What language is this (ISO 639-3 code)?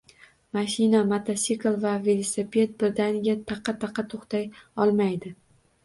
uzb